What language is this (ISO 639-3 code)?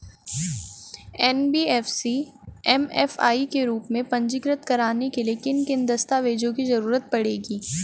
hin